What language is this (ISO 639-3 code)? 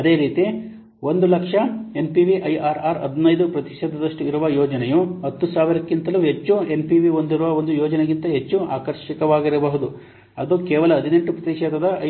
kan